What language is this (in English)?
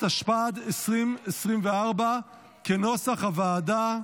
Hebrew